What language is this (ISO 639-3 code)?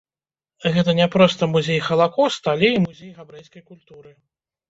bel